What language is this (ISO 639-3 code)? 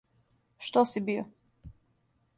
srp